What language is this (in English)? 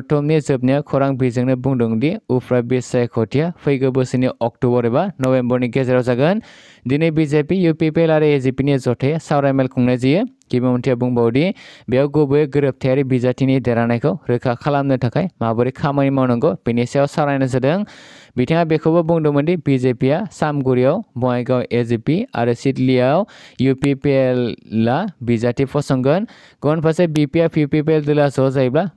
Bangla